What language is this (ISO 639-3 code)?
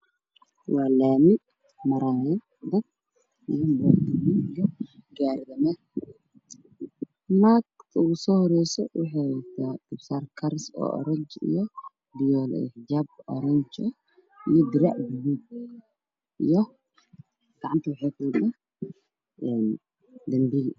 som